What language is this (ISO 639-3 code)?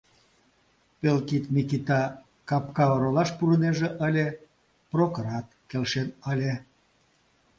chm